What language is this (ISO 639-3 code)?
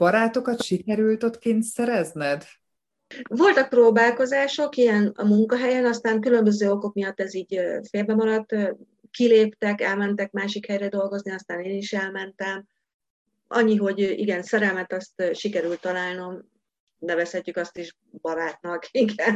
hun